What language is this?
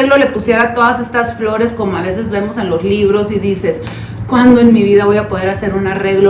Spanish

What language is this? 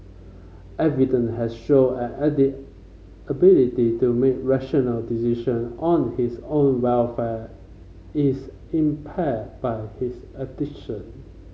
English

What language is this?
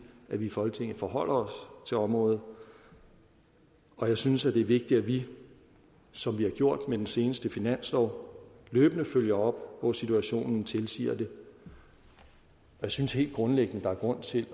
Danish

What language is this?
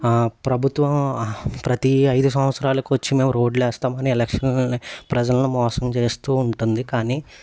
Telugu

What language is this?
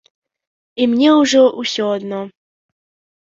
Belarusian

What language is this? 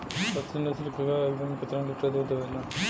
Bhojpuri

